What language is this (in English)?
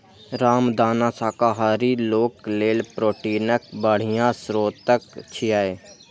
Maithili